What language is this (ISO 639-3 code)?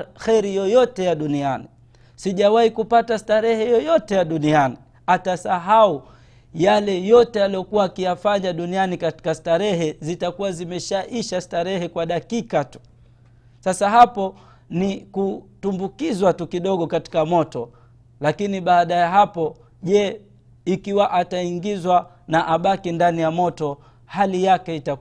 swa